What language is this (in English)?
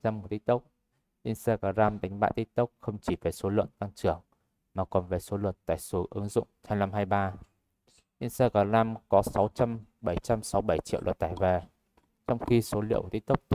Vietnamese